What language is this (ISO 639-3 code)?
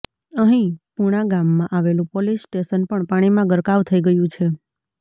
guj